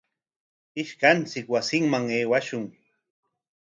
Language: Corongo Ancash Quechua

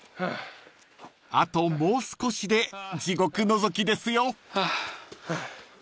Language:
Japanese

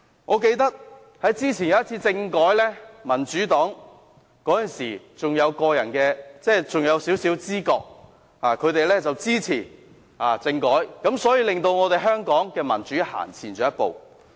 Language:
Cantonese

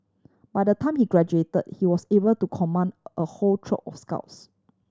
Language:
English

